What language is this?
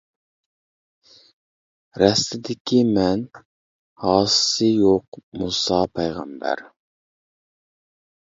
Uyghur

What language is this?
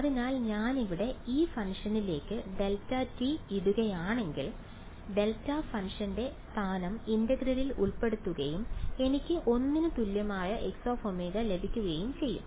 Malayalam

